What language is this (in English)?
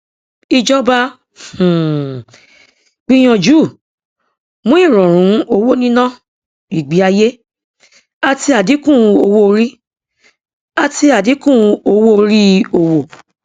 Yoruba